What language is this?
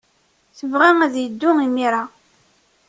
Kabyle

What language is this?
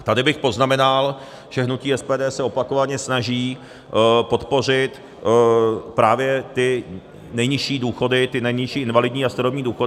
Czech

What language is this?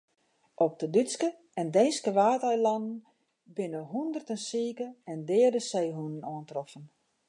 Western Frisian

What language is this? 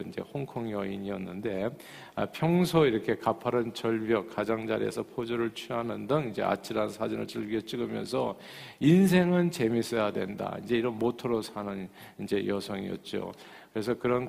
Korean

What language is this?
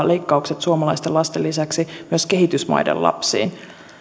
Finnish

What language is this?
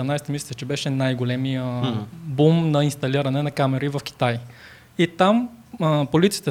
Bulgarian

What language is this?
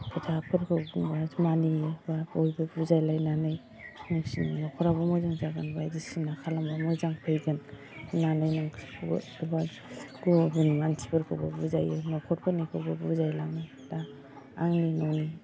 Bodo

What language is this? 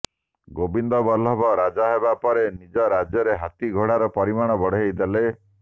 Odia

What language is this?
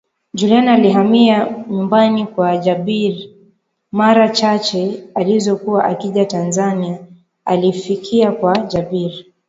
Swahili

